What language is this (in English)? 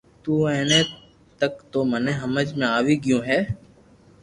Loarki